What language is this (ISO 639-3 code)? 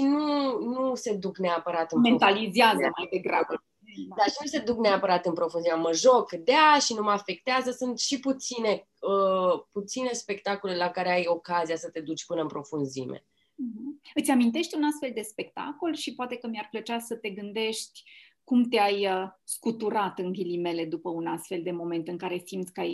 ron